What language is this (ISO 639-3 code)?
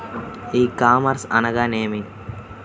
tel